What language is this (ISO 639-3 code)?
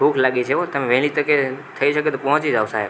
guj